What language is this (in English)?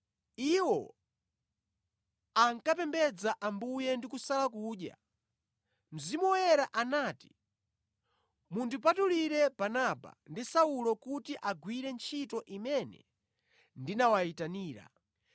Nyanja